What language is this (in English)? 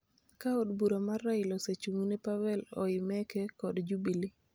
Luo (Kenya and Tanzania)